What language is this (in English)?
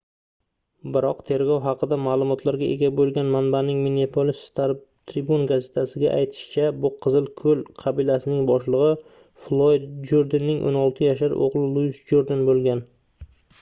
Uzbek